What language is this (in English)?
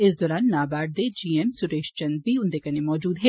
Dogri